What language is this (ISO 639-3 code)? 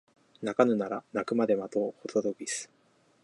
jpn